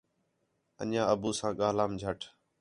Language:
Khetrani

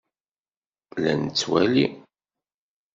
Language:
Kabyle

